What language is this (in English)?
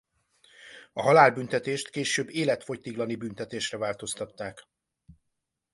Hungarian